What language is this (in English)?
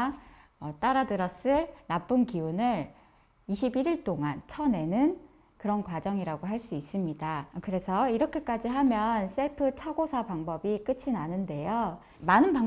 Korean